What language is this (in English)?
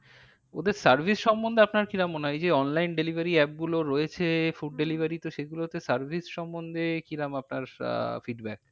Bangla